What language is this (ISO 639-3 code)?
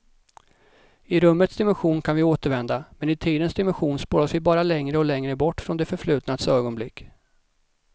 swe